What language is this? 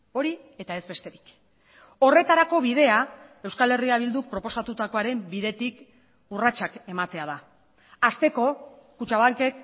Basque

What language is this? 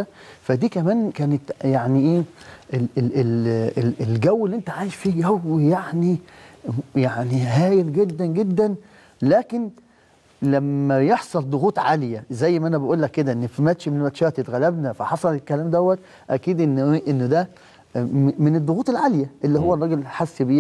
Arabic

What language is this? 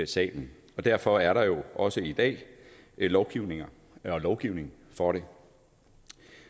Danish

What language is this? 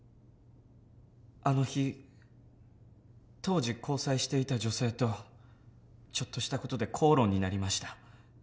Japanese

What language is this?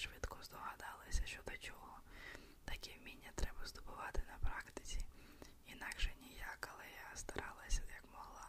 Ukrainian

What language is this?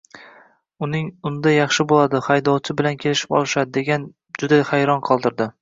Uzbek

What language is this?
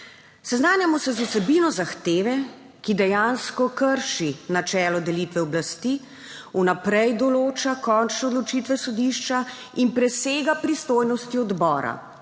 Slovenian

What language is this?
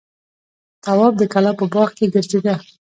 Pashto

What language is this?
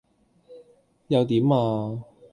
Cantonese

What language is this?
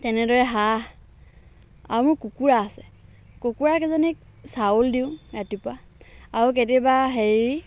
Assamese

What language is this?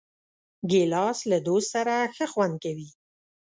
Pashto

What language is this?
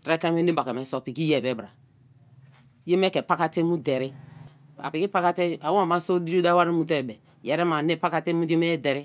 Kalabari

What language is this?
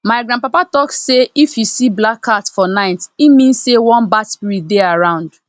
Nigerian Pidgin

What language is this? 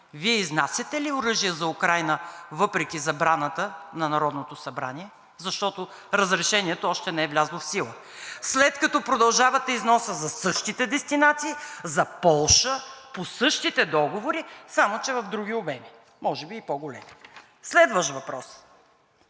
Bulgarian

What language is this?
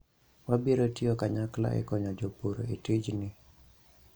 Luo (Kenya and Tanzania)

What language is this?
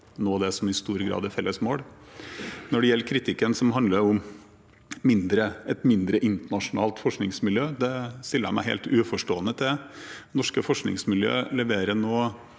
Norwegian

